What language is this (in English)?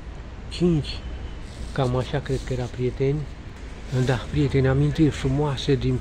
Romanian